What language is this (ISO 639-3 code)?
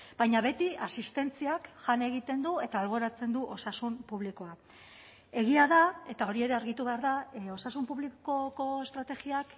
eus